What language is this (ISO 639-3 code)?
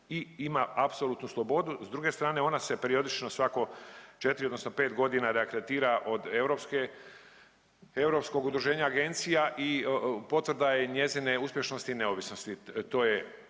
hrv